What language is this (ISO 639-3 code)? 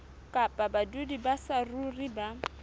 sot